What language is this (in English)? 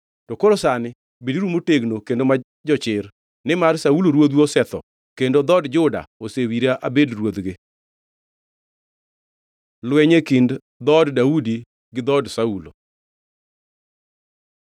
Luo (Kenya and Tanzania)